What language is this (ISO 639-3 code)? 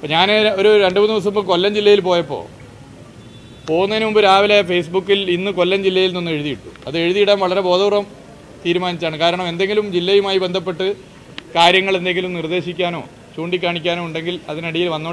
tur